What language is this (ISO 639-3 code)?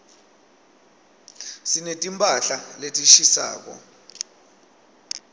ssw